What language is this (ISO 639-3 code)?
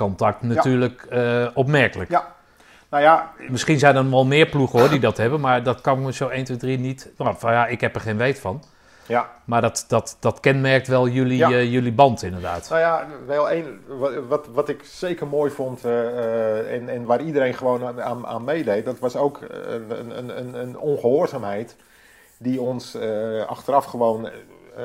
nld